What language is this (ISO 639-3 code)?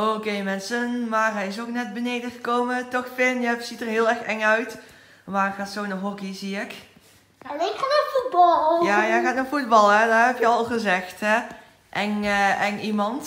nld